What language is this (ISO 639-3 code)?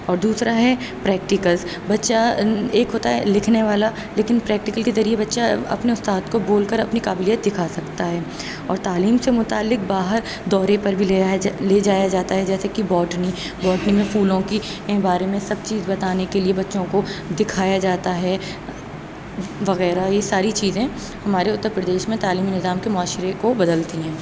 urd